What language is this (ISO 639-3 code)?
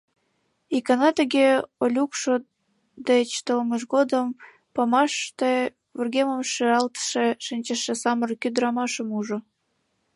chm